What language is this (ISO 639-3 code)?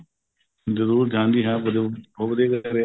pan